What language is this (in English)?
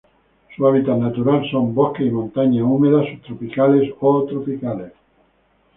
Spanish